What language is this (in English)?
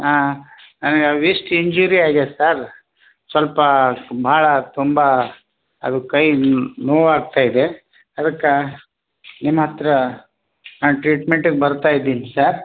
Kannada